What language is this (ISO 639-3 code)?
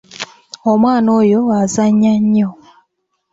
lug